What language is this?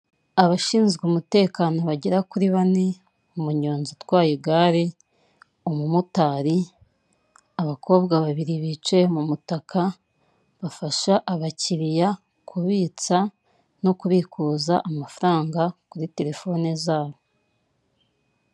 Kinyarwanda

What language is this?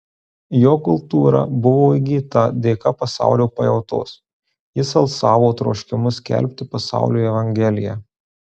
Lithuanian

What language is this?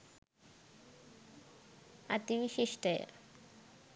Sinhala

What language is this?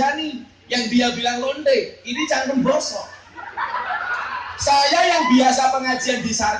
Indonesian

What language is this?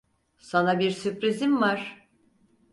Turkish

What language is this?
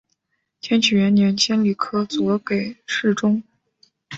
Chinese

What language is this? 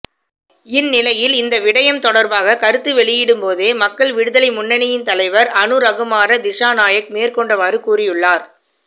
Tamil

